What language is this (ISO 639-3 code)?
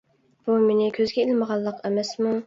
uig